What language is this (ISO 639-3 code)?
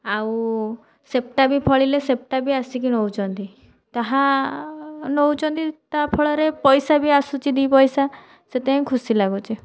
ori